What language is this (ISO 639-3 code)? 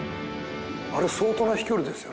jpn